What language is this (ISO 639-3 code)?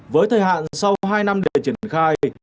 vie